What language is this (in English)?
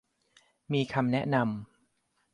Thai